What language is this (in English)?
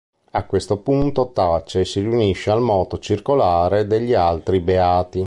Italian